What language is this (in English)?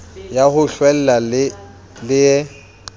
Southern Sotho